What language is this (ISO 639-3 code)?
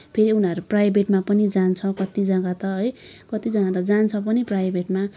nep